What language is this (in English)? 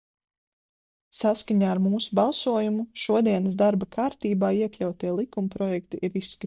Latvian